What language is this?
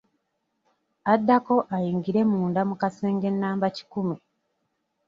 Ganda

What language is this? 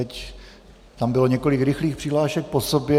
Czech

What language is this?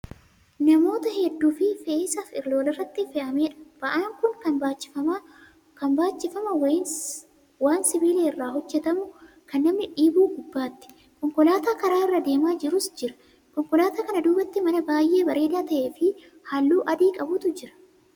Oromo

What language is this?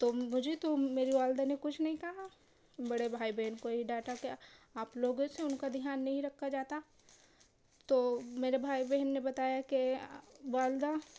Urdu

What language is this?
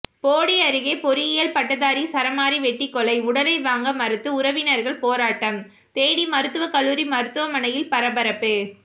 Tamil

